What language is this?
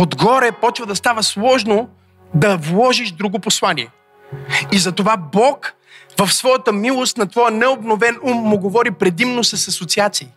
Bulgarian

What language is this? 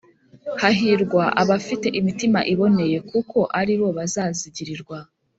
Kinyarwanda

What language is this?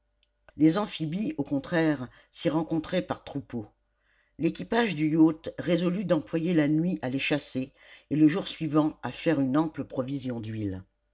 French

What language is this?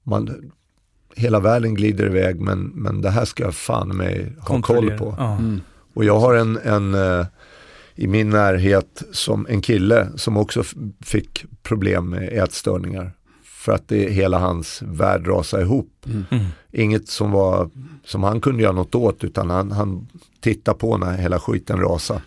Swedish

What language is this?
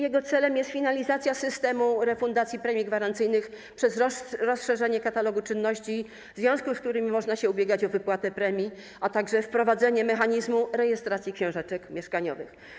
Polish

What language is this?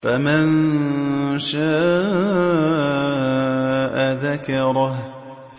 Arabic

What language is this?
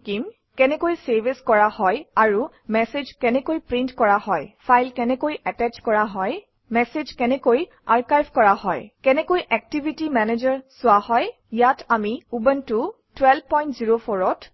Assamese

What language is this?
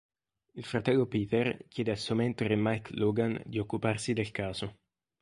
Italian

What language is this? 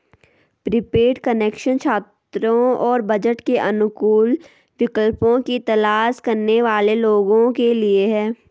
Hindi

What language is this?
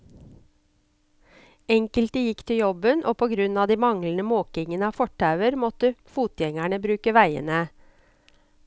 Norwegian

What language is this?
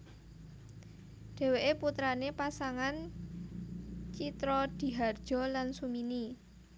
Javanese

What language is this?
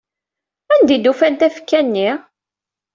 Kabyle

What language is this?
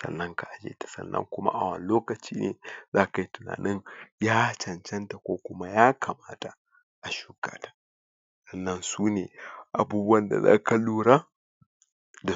Hausa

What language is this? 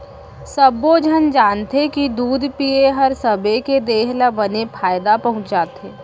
Chhattisgarhi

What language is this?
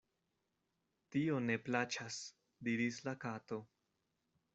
Esperanto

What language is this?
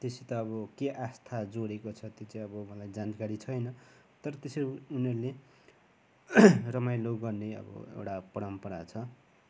Nepali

